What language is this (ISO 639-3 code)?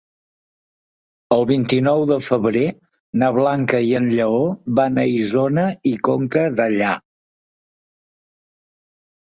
cat